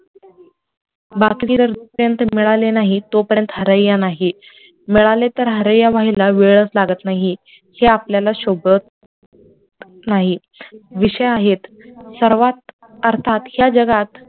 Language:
Marathi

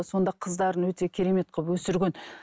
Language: Kazakh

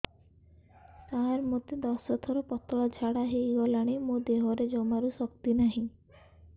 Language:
Odia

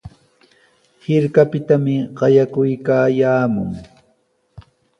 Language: Sihuas Ancash Quechua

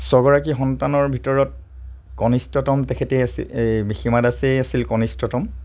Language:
Assamese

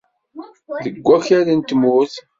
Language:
Kabyle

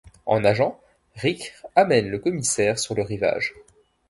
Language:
French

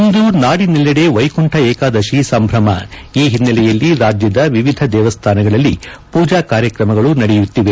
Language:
Kannada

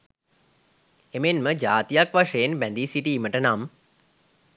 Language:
Sinhala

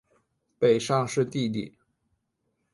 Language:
Chinese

